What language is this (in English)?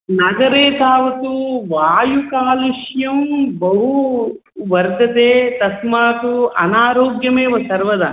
Sanskrit